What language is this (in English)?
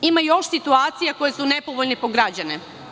Serbian